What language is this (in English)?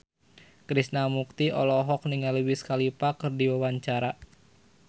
Sundanese